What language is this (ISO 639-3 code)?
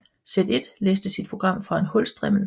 dan